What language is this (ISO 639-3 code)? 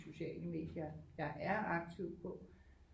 dan